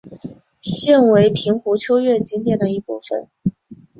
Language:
Chinese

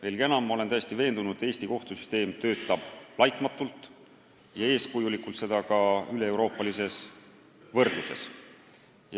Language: Estonian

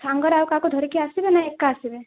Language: Odia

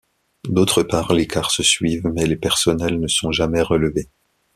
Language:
French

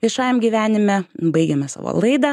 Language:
Lithuanian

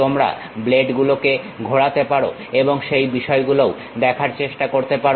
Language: Bangla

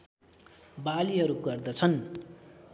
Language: Nepali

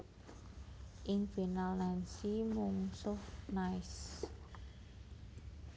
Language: Javanese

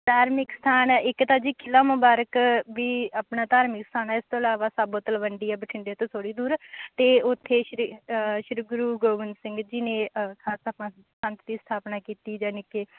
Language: Punjabi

